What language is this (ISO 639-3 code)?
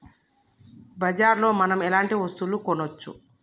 tel